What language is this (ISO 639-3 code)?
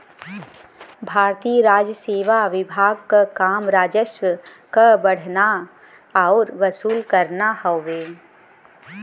bho